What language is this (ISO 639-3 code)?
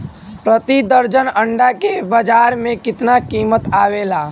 bho